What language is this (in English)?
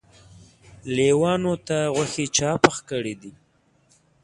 Pashto